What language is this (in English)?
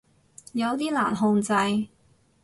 Cantonese